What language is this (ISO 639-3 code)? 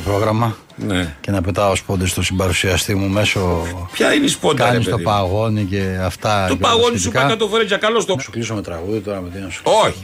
ell